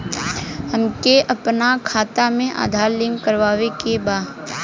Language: Bhojpuri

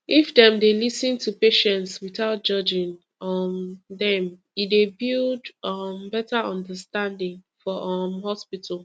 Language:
Nigerian Pidgin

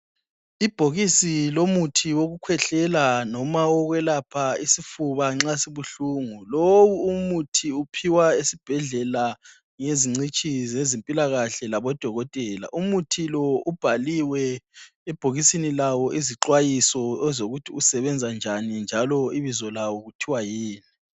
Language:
North Ndebele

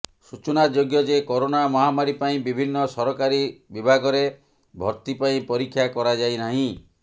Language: Odia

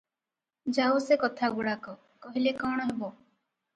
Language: Odia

